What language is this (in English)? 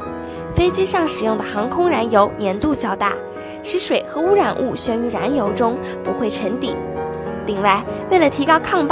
Chinese